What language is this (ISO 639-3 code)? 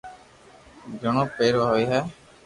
lrk